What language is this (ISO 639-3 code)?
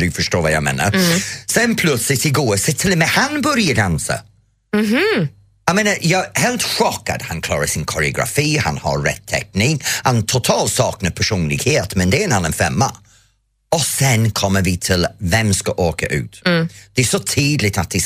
swe